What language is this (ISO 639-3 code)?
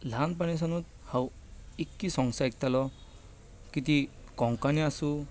kok